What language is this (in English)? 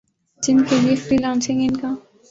Urdu